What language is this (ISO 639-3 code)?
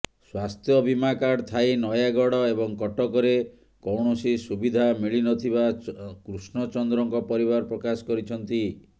ori